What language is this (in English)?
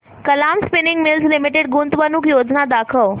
Marathi